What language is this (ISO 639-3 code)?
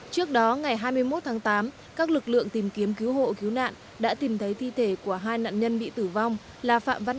vie